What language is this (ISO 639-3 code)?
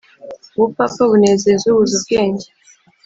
kin